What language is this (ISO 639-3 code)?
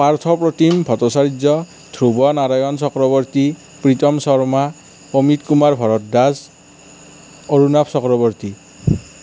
asm